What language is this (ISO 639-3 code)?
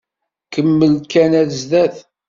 kab